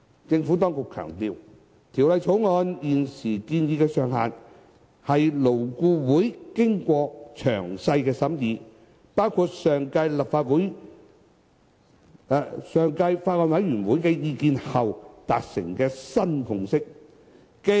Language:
Cantonese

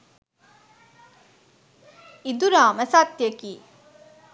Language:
Sinhala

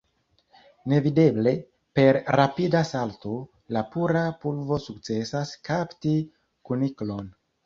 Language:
Esperanto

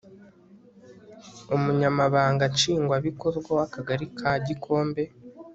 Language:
Kinyarwanda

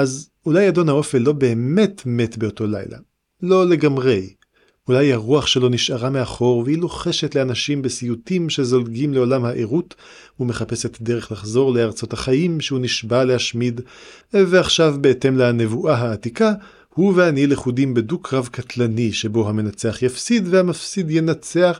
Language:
Hebrew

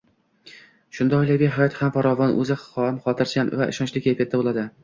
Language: Uzbek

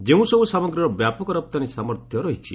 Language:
Odia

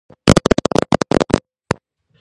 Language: Georgian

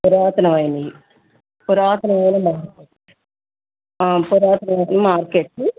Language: Telugu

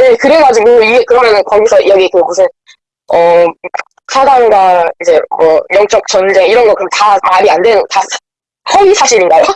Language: Korean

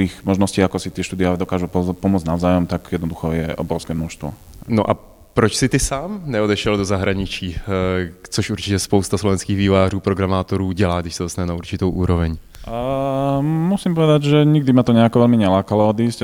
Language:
Czech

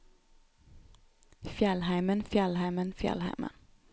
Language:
Norwegian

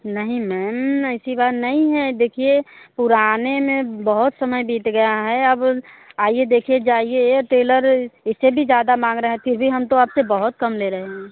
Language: Hindi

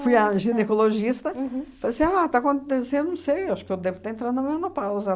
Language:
Portuguese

